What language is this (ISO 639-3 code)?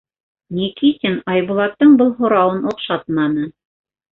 bak